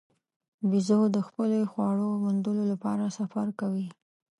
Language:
Pashto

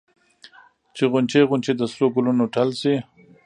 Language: Pashto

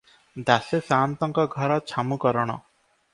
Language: Odia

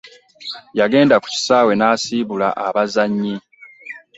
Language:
Ganda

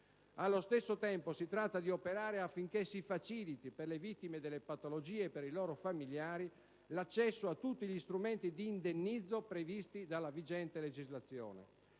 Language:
Italian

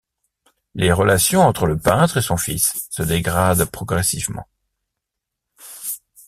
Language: French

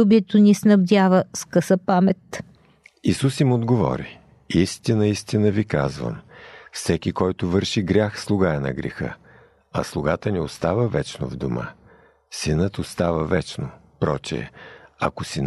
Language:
Bulgarian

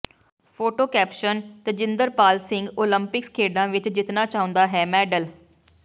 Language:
Punjabi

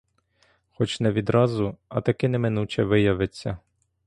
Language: Ukrainian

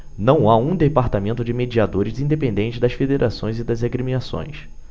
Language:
Portuguese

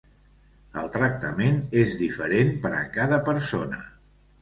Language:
Catalan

